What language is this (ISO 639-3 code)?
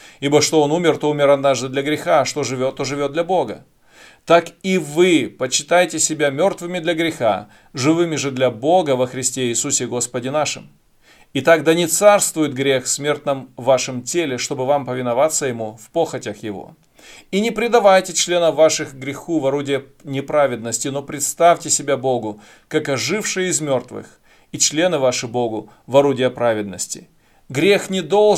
rus